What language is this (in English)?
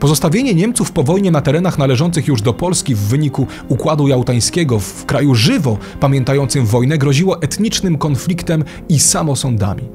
Polish